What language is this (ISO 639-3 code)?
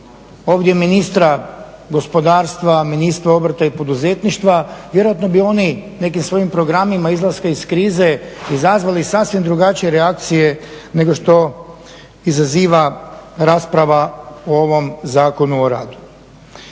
hrv